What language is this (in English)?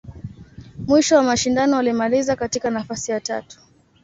Swahili